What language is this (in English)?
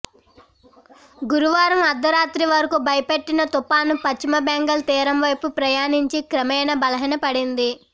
Telugu